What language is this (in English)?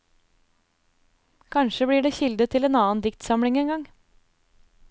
Norwegian